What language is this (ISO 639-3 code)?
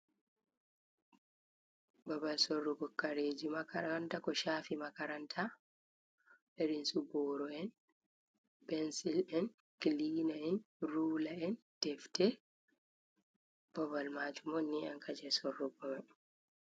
ful